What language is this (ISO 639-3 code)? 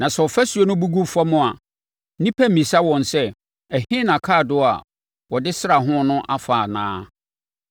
aka